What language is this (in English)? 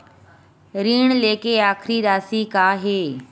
Chhattisgarhi